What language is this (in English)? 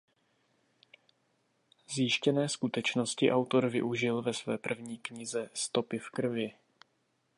Czech